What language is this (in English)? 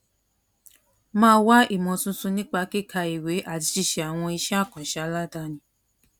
Yoruba